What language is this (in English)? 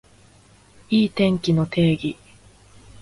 Japanese